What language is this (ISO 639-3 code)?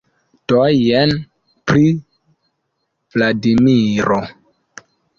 epo